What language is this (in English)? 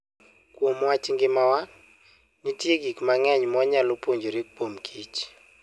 Luo (Kenya and Tanzania)